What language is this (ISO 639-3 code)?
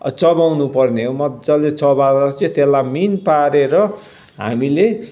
nep